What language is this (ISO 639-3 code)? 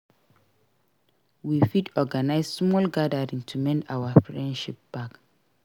pcm